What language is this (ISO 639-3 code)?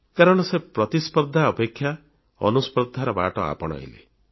ori